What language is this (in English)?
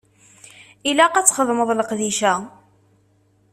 Kabyle